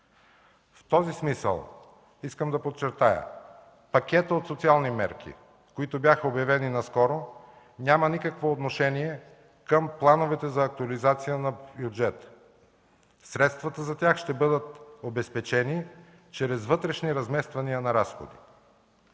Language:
Bulgarian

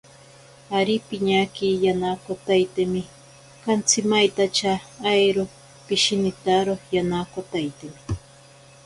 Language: Ashéninka Perené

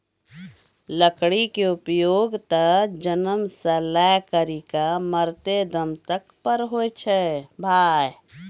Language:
Maithili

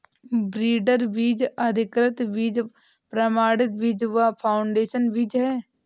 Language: Hindi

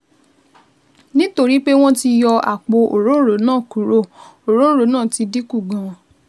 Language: Yoruba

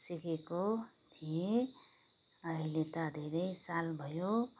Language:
Nepali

